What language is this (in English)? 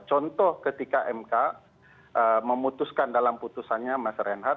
Indonesian